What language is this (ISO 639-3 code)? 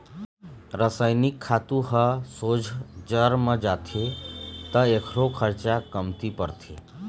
hne